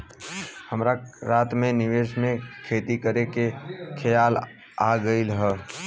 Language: Bhojpuri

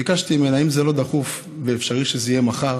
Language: Hebrew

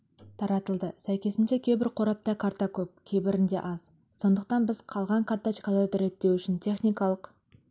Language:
Kazakh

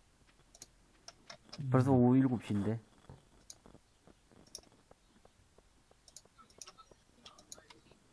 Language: Korean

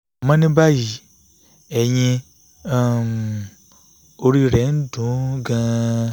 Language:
Yoruba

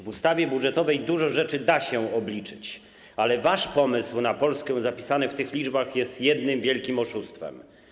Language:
Polish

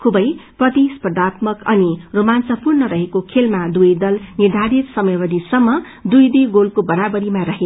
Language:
Nepali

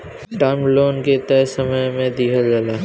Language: Bhojpuri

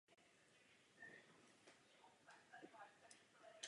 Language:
Czech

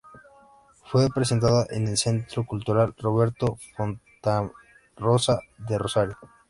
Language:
Spanish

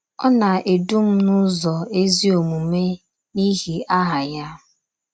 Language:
Igbo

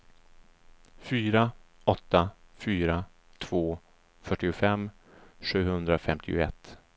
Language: Swedish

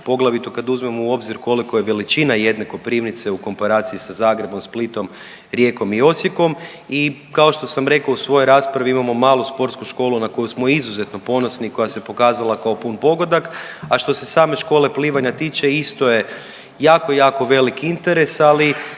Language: Croatian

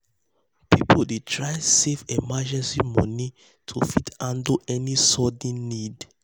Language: Nigerian Pidgin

